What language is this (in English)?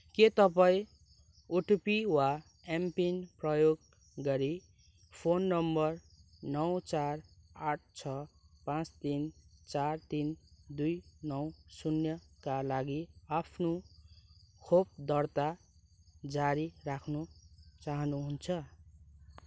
Nepali